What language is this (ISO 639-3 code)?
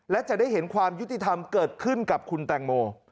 tha